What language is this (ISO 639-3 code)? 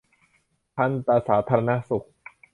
tha